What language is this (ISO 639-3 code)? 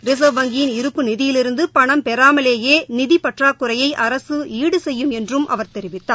tam